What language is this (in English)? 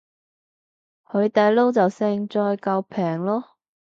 Cantonese